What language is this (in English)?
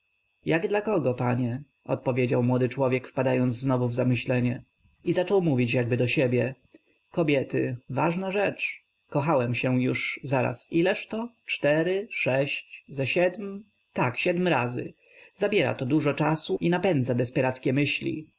Polish